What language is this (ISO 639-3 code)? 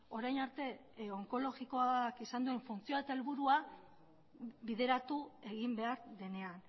eus